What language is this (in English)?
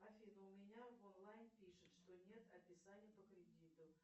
Russian